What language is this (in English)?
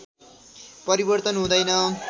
Nepali